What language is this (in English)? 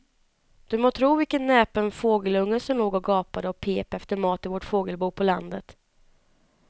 Swedish